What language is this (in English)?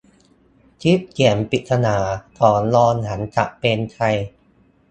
Thai